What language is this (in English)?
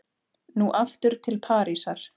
Icelandic